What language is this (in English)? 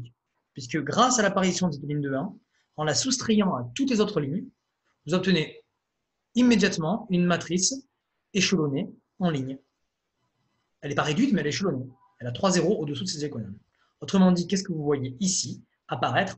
French